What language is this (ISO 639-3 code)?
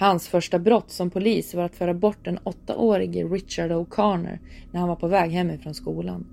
swe